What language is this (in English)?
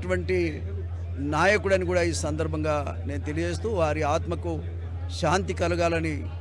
Telugu